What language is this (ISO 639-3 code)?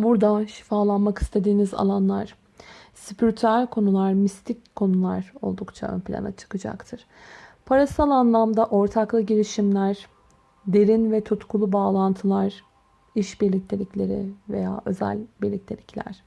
tur